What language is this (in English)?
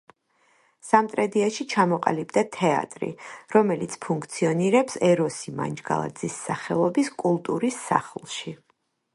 Georgian